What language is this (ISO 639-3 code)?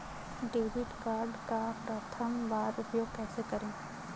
hin